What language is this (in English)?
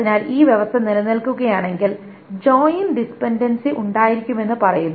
Malayalam